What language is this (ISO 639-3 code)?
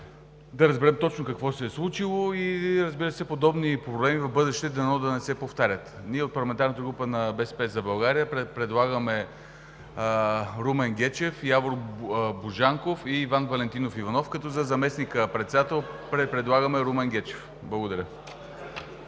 bul